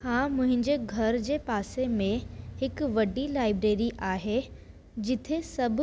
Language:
Sindhi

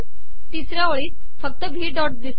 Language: Marathi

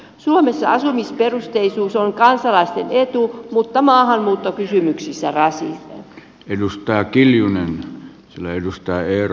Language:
Finnish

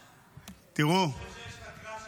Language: Hebrew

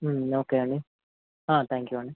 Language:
Telugu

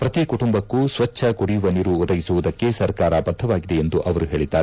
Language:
Kannada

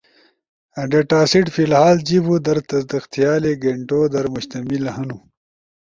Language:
Ushojo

